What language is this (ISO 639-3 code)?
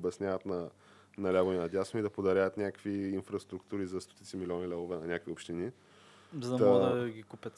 bul